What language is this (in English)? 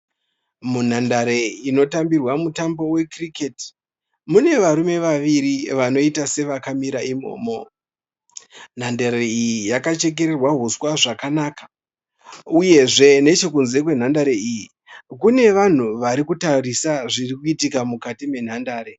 Shona